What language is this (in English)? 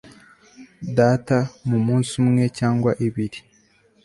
Kinyarwanda